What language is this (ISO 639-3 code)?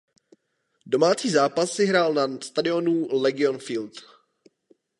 ces